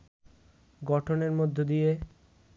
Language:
Bangla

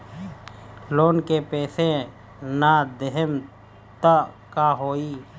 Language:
Bhojpuri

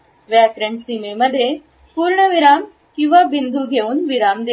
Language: Marathi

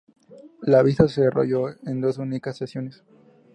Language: Spanish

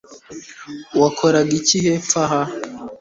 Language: Kinyarwanda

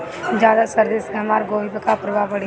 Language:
Bhojpuri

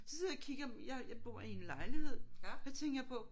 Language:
Danish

